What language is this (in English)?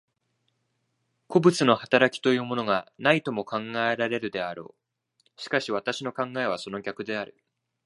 Japanese